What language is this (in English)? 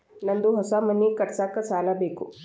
Kannada